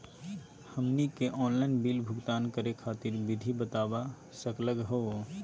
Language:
Magahi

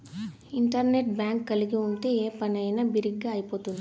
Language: Telugu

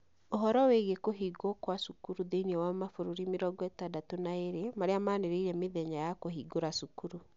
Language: Kikuyu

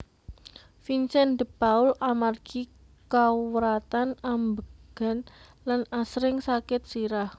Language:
Javanese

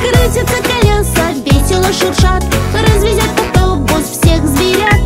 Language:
Russian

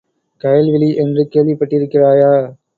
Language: Tamil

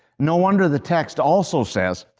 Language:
English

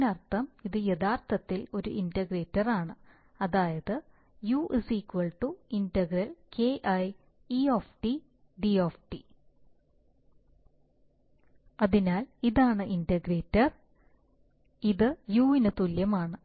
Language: Malayalam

